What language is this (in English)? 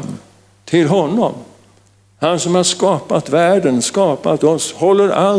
Swedish